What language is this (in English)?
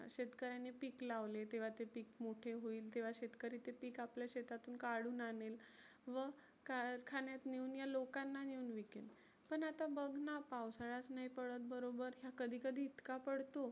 Marathi